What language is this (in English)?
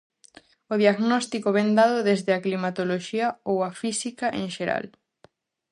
Galician